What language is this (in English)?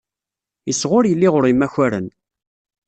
Kabyle